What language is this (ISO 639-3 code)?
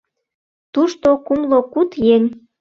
chm